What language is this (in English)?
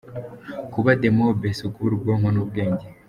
Kinyarwanda